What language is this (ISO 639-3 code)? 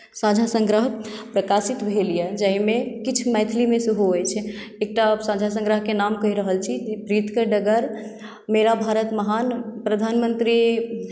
mai